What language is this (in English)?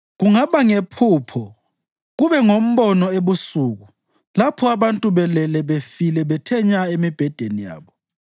North Ndebele